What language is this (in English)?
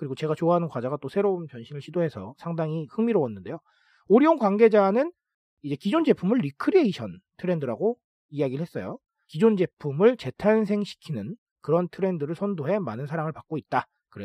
Korean